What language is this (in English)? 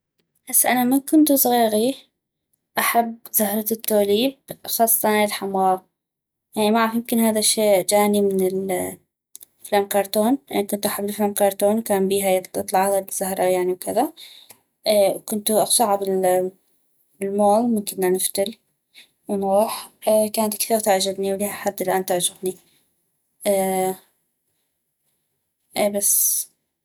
North Mesopotamian Arabic